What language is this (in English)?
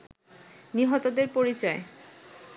Bangla